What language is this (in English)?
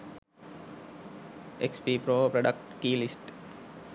Sinhala